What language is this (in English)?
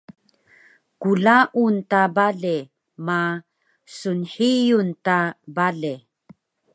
Taroko